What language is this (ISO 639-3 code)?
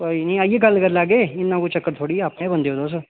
doi